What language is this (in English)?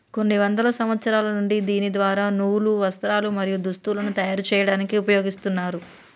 Telugu